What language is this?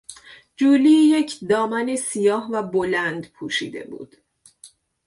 Persian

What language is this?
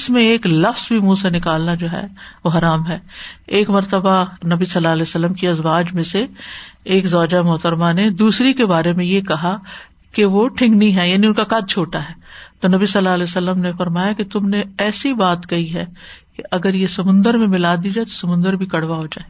Urdu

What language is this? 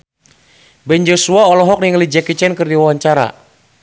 Sundanese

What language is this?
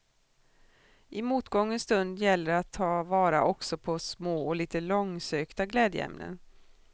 Swedish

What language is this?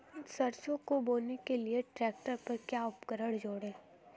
Hindi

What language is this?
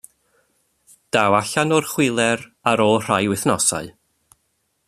Welsh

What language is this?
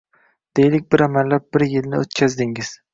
Uzbek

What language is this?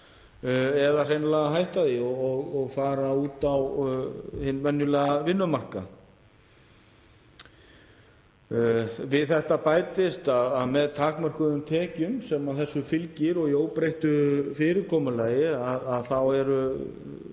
Icelandic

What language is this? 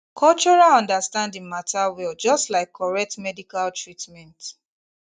Nigerian Pidgin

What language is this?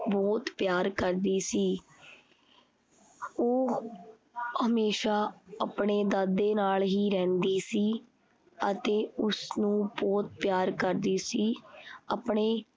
Punjabi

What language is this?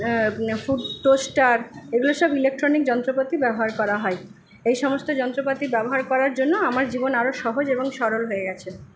Bangla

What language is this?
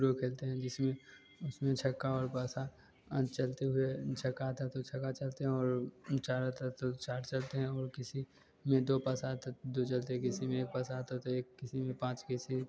Hindi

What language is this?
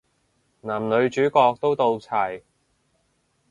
Cantonese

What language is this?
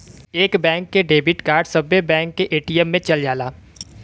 Bhojpuri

